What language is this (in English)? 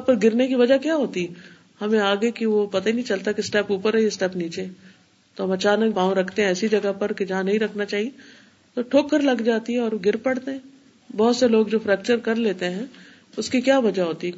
Urdu